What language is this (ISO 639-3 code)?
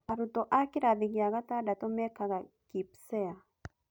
kik